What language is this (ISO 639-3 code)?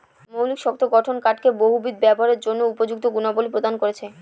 ben